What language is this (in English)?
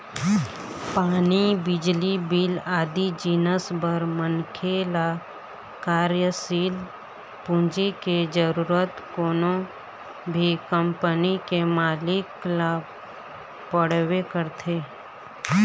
Chhattisgarhi